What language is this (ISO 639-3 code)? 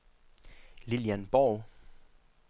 dan